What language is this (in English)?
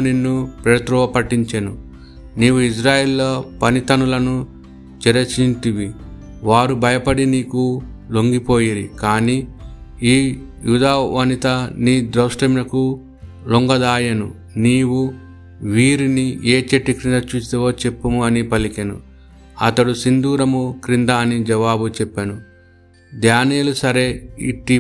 Telugu